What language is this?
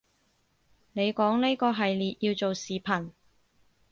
Cantonese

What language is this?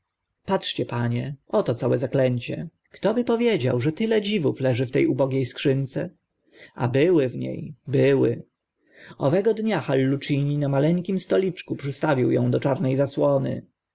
Polish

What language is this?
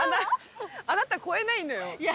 Japanese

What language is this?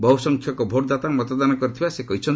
Odia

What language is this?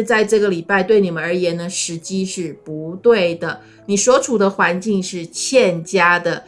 Chinese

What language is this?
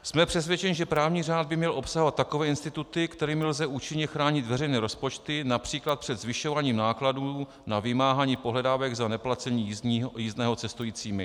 Czech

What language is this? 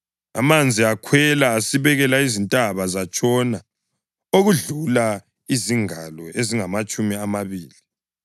North Ndebele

